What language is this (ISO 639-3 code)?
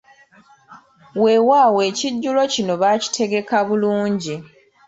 lug